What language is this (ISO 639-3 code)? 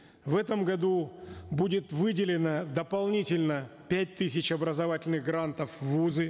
kaz